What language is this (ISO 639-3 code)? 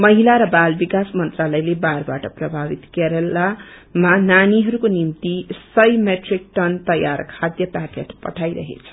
nep